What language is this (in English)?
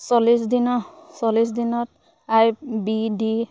Assamese